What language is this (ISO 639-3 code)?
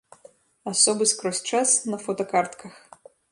bel